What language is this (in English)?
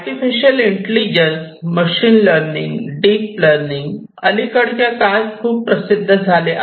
Marathi